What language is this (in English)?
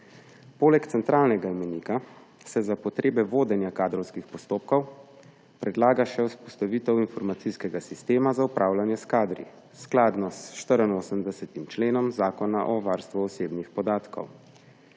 Slovenian